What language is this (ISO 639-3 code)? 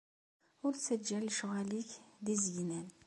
kab